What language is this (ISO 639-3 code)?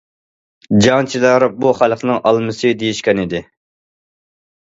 uig